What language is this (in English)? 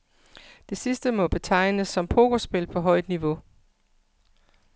Danish